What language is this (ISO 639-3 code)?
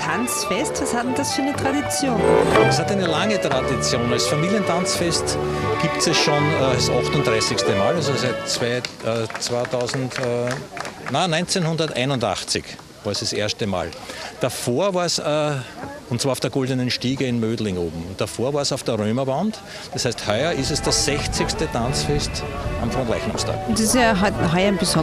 deu